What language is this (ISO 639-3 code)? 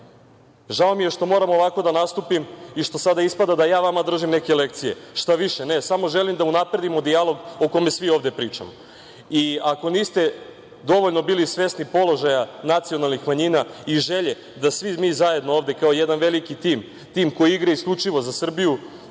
srp